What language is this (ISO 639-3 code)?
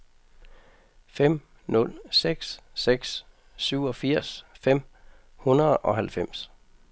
dan